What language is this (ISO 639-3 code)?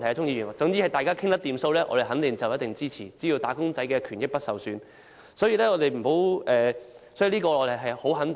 yue